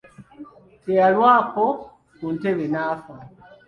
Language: Ganda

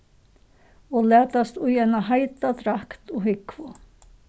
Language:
Faroese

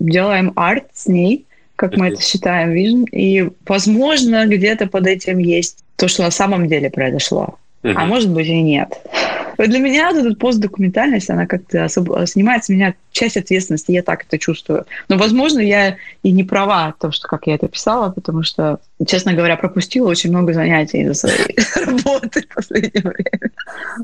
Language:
Russian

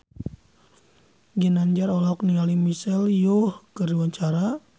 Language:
Sundanese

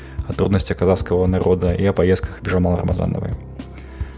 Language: Kazakh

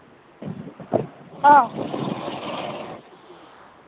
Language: Manipuri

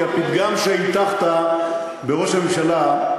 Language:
Hebrew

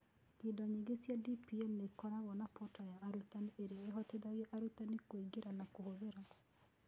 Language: Kikuyu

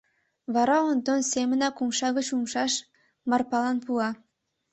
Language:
Mari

